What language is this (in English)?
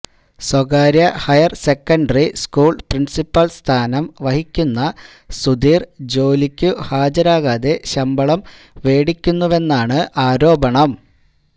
Malayalam